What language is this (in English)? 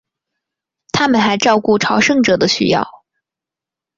Chinese